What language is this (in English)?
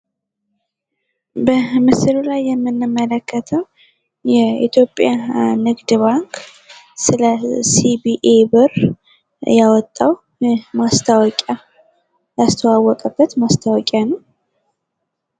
Amharic